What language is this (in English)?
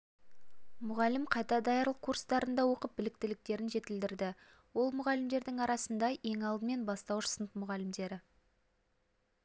Kazakh